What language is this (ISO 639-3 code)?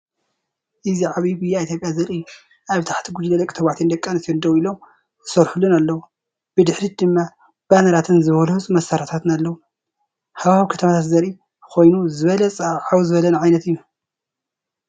tir